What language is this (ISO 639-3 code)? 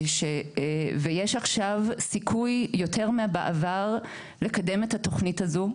heb